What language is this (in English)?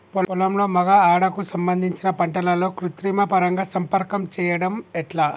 Telugu